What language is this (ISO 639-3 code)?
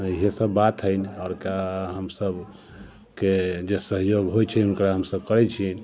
mai